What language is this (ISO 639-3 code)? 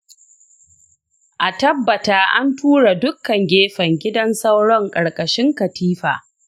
hau